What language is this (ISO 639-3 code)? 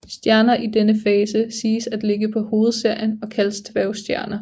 dan